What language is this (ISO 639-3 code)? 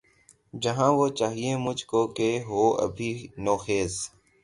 urd